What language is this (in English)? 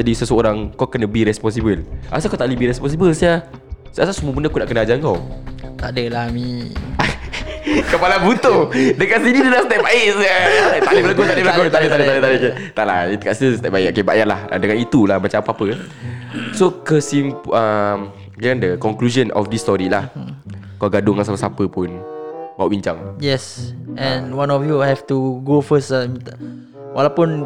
Malay